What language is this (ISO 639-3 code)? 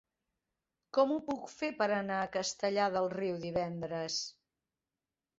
cat